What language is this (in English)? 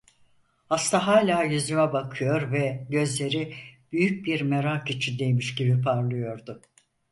Turkish